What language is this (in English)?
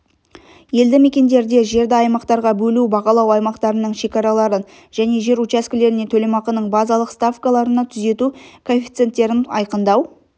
Kazakh